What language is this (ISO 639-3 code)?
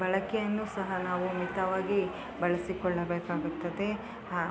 kan